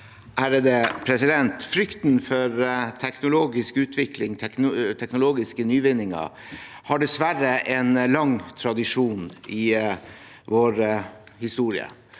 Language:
Norwegian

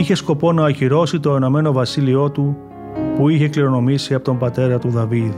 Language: Greek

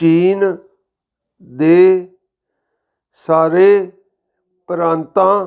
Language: Punjabi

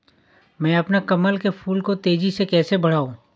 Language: Hindi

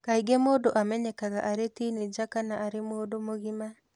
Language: Kikuyu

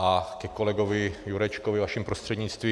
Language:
Czech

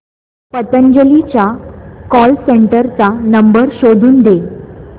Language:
Marathi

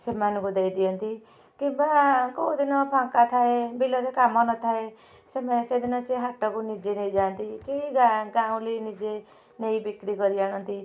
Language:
Odia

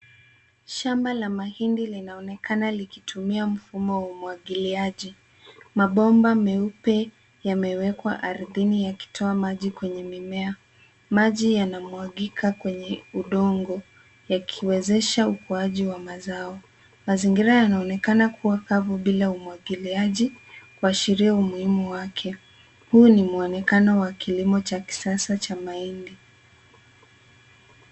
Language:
Swahili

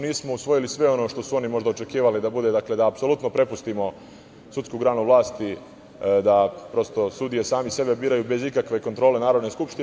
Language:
Serbian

